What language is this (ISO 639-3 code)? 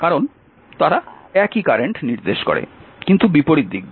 ben